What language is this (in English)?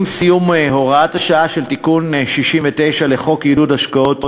Hebrew